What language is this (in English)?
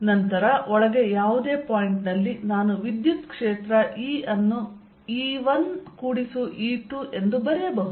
Kannada